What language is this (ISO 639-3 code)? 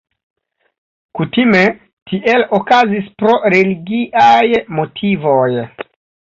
epo